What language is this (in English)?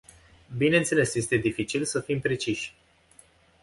Romanian